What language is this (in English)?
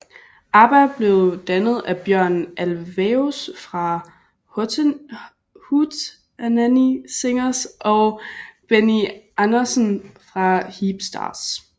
Danish